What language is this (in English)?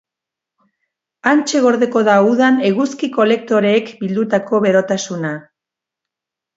Basque